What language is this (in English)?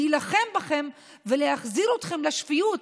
Hebrew